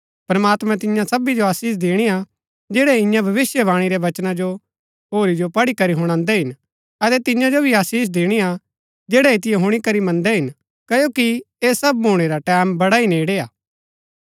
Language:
Gaddi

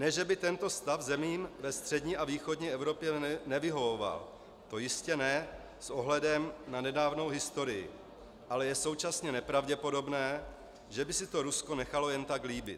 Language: Czech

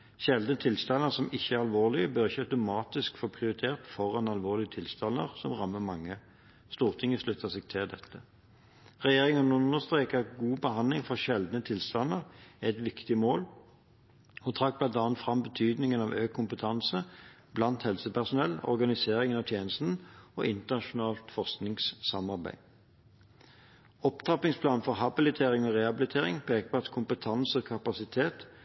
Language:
Norwegian Bokmål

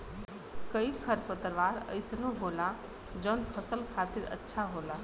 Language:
Bhojpuri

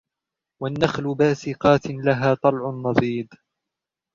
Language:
Arabic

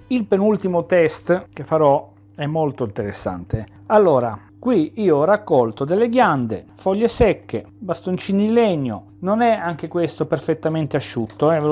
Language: Italian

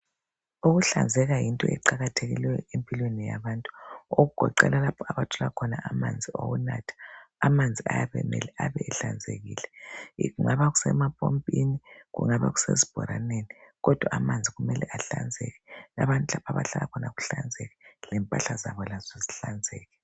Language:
North Ndebele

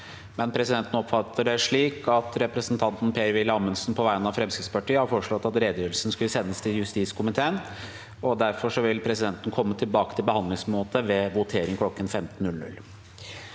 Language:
Norwegian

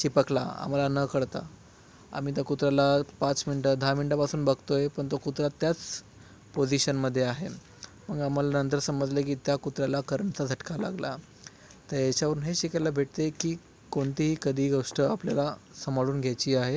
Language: Marathi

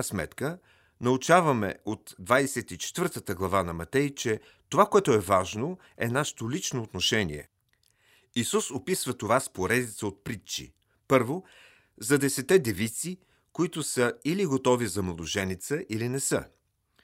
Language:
Bulgarian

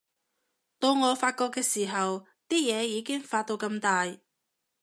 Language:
Cantonese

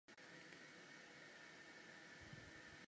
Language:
Chinese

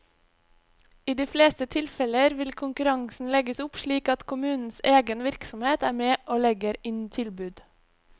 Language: Norwegian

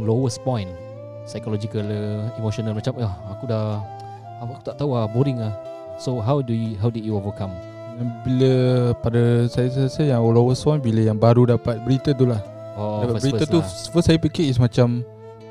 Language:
Malay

